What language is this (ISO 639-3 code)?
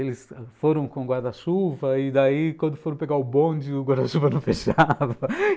por